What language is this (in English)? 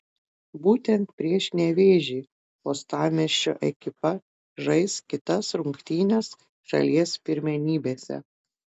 Lithuanian